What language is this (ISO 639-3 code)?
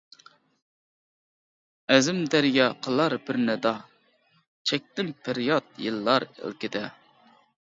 uig